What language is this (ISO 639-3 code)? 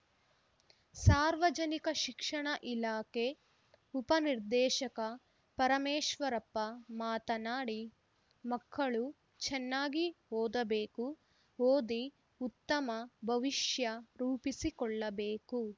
kan